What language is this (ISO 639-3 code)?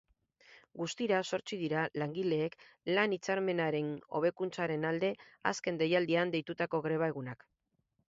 eus